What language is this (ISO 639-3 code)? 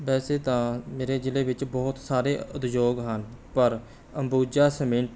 pan